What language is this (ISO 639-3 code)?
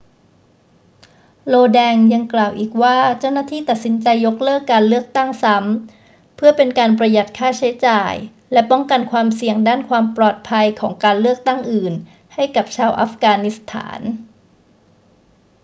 tha